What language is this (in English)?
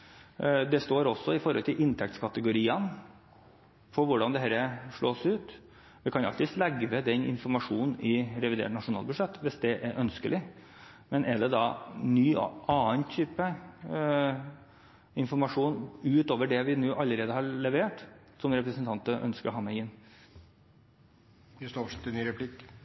Norwegian Bokmål